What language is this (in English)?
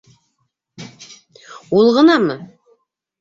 Bashkir